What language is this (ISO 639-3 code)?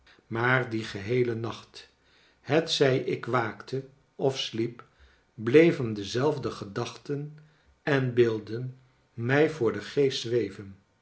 nld